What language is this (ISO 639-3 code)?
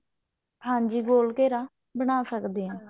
pan